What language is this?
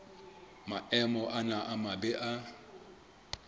Southern Sotho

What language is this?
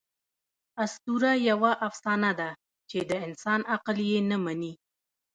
Pashto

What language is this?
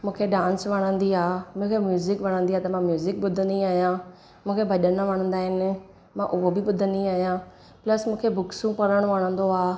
Sindhi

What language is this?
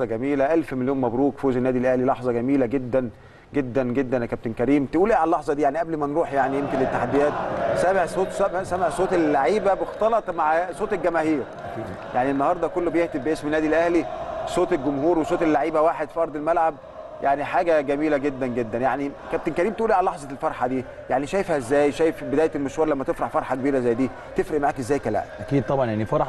Arabic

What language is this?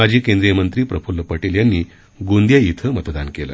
Marathi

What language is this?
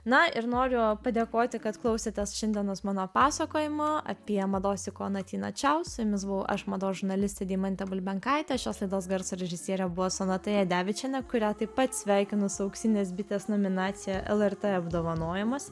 Lithuanian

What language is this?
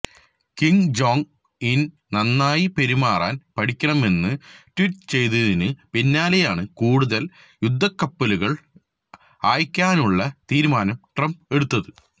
Malayalam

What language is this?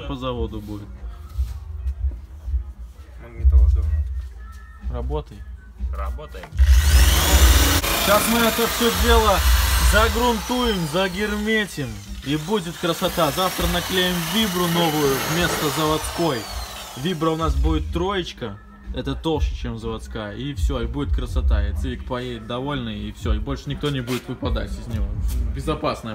Russian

